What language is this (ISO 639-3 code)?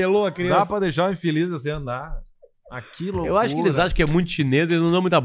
por